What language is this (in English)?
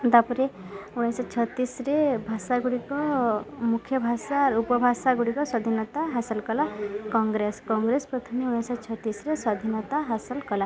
Odia